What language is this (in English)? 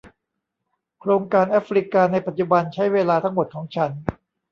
Thai